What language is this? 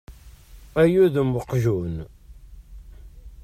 Kabyle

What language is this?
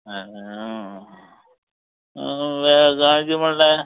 Konkani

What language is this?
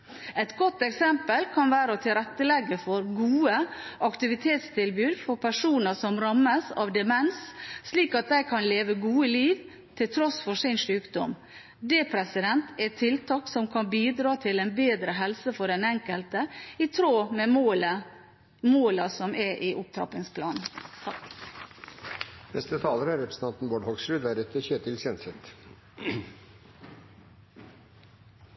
Norwegian Bokmål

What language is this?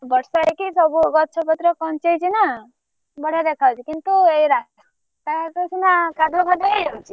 Odia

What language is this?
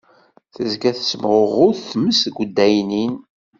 Kabyle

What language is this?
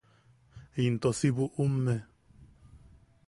Yaqui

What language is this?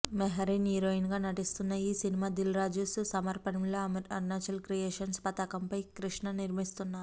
Telugu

